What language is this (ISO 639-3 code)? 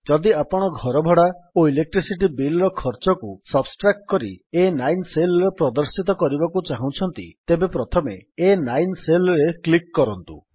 ori